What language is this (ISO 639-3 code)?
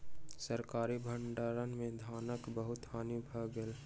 mai